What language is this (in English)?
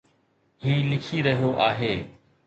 Sindhi